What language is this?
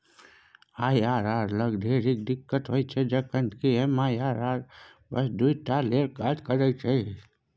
Maithili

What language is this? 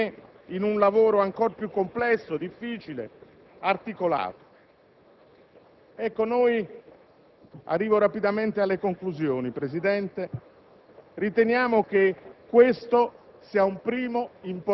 Italian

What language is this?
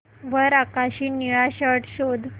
Marathi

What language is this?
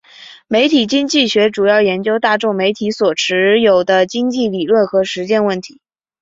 Chinese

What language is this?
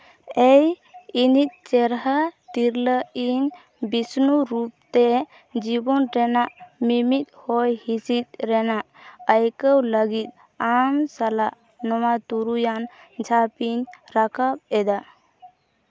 Santali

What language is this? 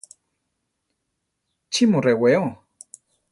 Central Tarahumara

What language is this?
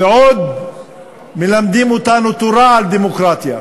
Hebrew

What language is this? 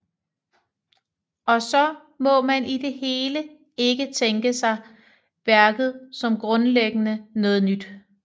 Danish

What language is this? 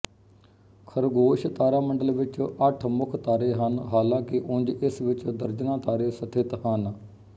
Punjabi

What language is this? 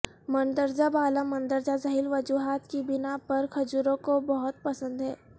Urdu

